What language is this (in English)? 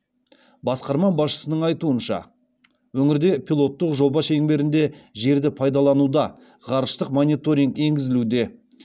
Kazakh